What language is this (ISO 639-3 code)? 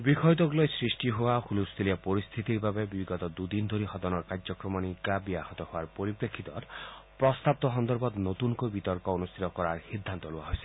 asm